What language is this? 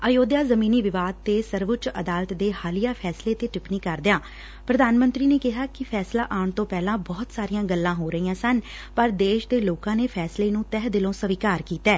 Punjabi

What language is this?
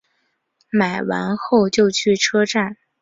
Chinese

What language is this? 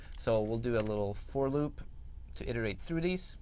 English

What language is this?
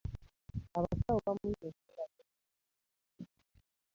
Ganda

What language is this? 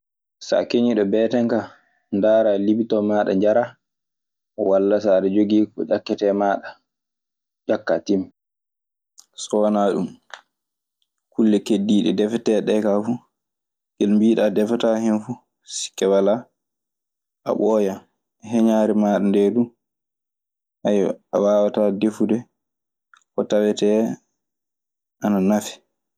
Maasina Fulfulde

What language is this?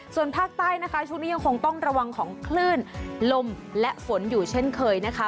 Thai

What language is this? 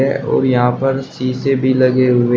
Hindi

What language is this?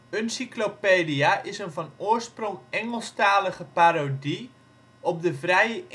Dutch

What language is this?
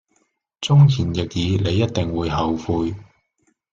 Cantonese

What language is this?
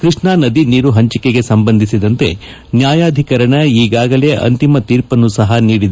Kannada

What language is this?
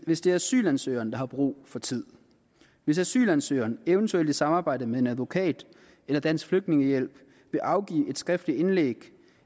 Danish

